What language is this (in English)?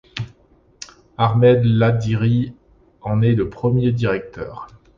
French